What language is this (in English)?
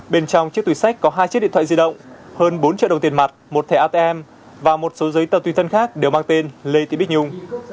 Vietnamese